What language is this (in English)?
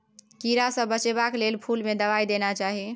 Maithili